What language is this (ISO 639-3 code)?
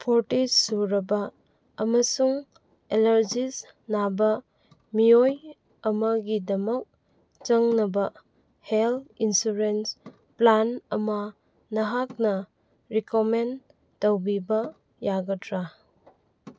mni